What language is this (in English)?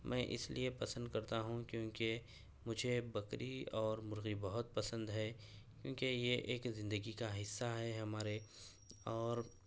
Urdu